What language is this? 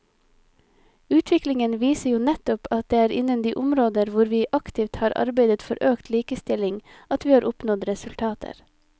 Norwegian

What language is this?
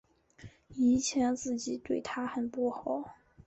Chinese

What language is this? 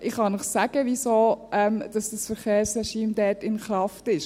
Swiss German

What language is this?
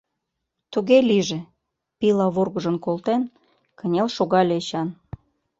Mari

